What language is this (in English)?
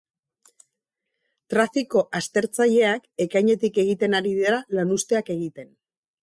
Basque